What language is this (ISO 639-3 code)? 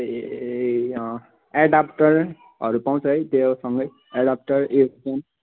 nep